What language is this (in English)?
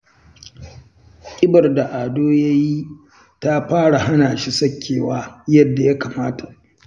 Hausa